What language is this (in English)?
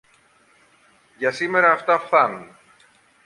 Greek